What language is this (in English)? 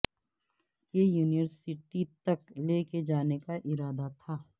Urdu